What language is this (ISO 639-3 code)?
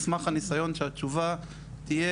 heb